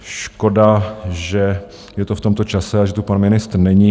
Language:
Czech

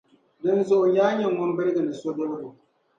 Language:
Dagbani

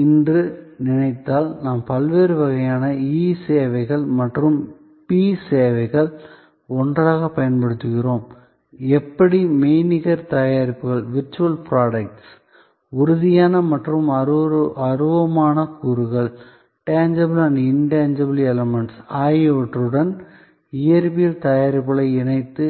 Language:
Tamil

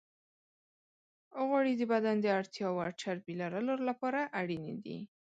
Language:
Pashto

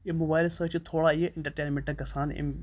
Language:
Kashmiri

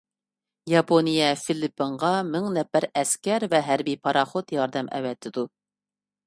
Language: Uyghur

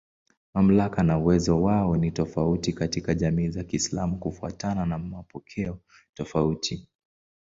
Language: Swahili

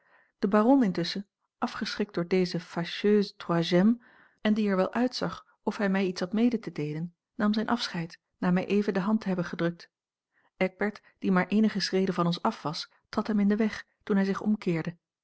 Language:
Dutch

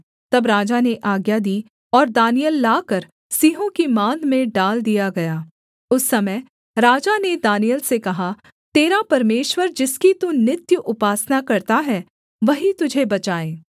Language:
Hindi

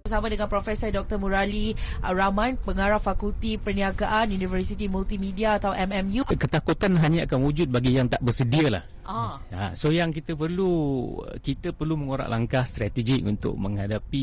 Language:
Malay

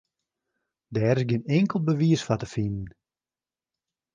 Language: Western Frisian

